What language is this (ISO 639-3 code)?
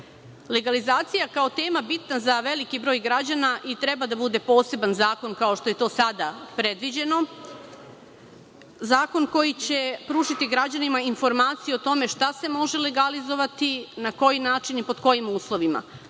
srp